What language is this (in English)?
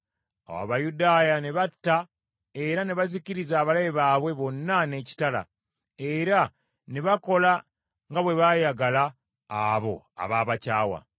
Ganda